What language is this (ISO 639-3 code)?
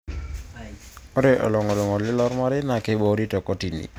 mas